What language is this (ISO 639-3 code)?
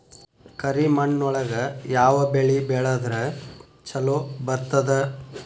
kan